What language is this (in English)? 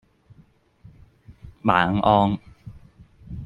Cantonese